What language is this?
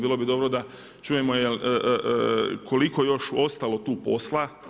Croatian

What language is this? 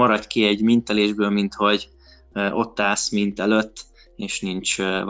Hungarian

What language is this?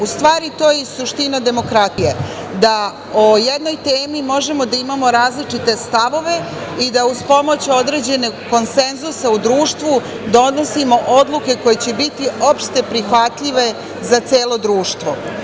Serbian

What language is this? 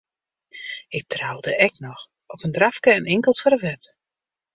Western Frisian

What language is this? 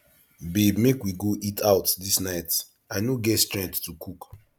Nigerian Pidgin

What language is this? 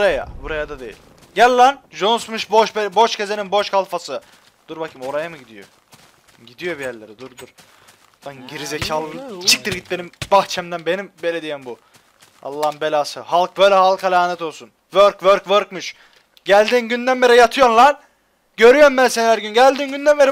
Turkish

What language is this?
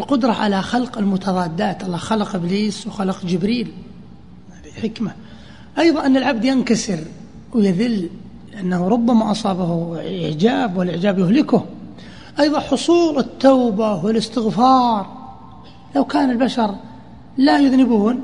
Arabic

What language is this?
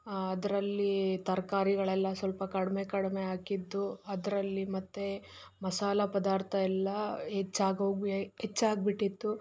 Kannada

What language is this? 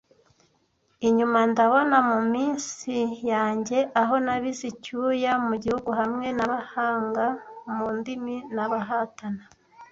Kinyarwanda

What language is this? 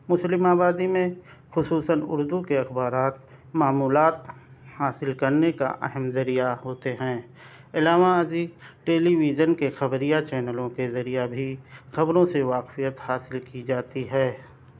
Urdu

